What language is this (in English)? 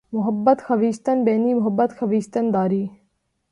Urdu